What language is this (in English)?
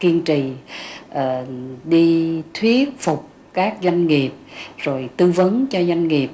Vietnamese